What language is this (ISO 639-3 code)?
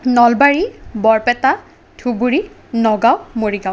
asm